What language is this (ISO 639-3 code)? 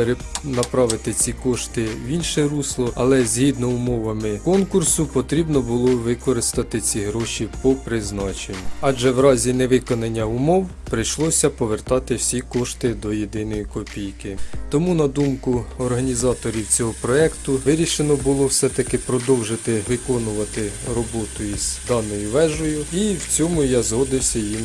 ukr